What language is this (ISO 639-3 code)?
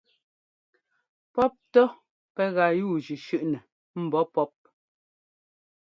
jgo